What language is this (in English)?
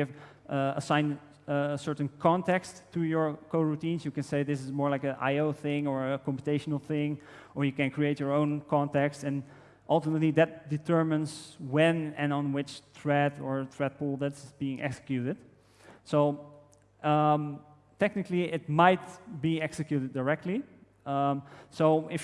English